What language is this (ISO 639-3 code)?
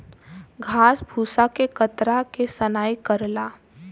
bho